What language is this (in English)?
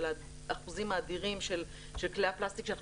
Hebrew